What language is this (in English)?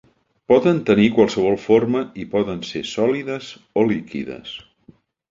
Catalan